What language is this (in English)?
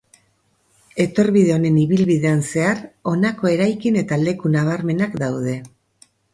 Basque